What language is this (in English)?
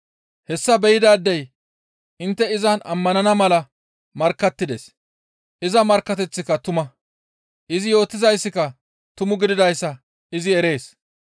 Gamo